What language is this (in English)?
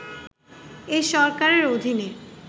Bangla